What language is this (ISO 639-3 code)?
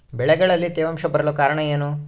kan